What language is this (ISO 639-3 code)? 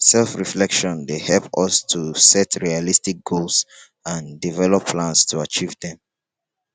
pcm